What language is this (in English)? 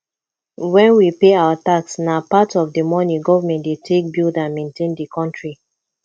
Nigerian Pidgin